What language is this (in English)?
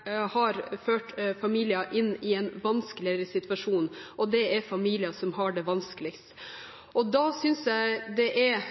Norwegian Bokmål